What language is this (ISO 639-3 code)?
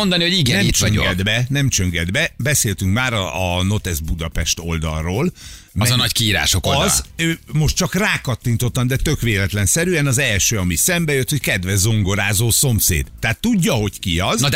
hun